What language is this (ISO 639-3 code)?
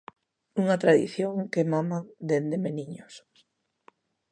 glg